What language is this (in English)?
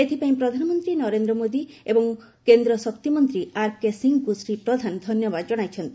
Odia